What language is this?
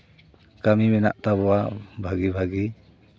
Santali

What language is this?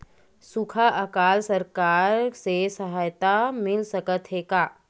Chhattisgarhi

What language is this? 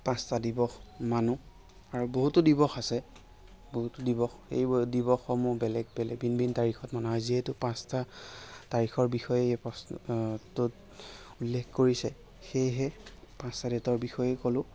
Assamese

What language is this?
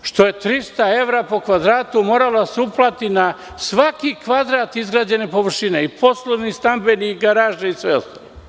Serbian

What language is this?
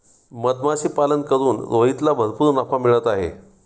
Marathi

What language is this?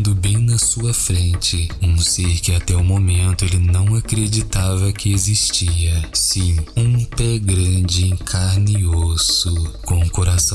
Portuguese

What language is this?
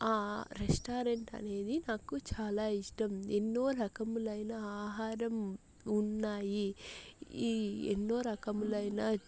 Telugu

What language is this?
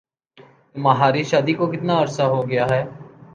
Urdu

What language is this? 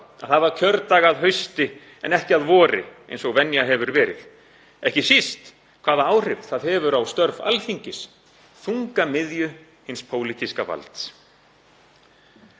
Icelandic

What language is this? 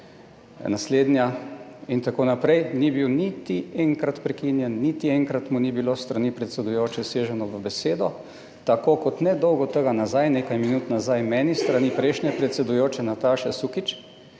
Slovenian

